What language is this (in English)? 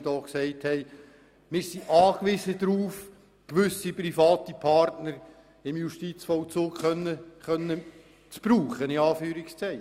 Swiss German